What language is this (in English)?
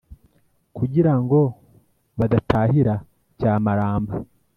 Kinyarwanda